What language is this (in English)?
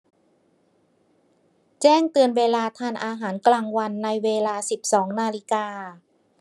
Thai